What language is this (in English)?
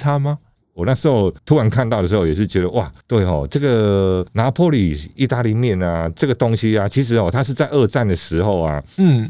Chinese